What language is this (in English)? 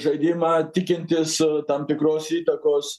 Lithuanian